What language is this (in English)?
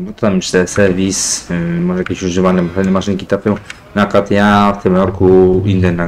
Polish